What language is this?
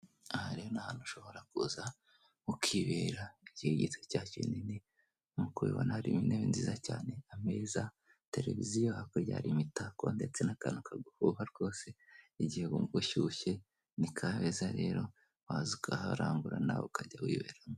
Kinyarwanda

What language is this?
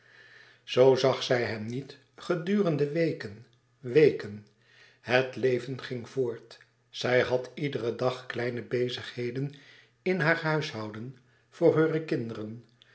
Dutch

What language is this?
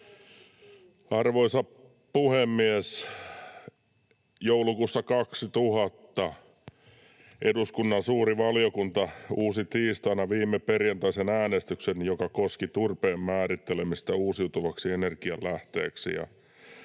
Finnish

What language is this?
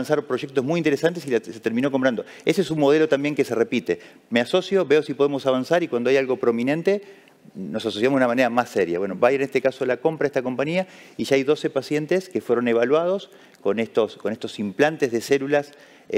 Spanish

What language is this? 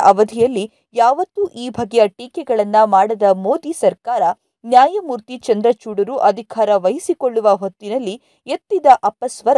Kannada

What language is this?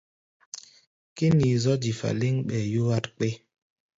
Gbaya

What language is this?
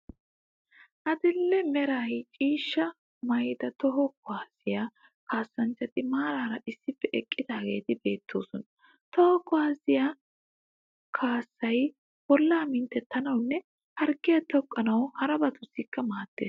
Wolaytta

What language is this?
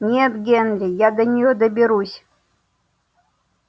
Russian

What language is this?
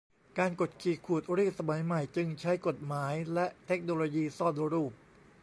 Thai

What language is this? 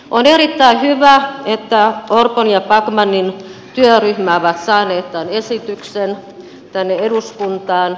Finnish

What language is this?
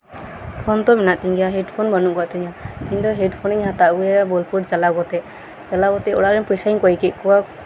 Santali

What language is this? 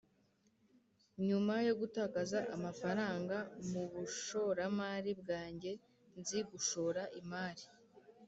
Kinyarwanda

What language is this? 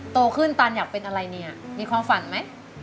Thai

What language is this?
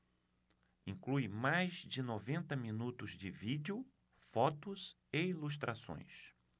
Portuguese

